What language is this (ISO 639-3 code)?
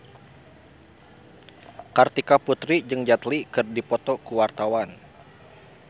sun